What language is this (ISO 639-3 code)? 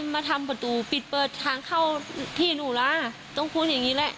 tha